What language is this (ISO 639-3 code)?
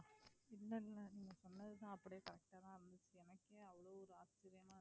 tam